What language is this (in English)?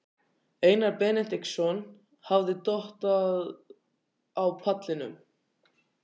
Icelandic